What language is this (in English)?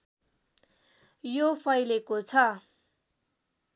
Nepali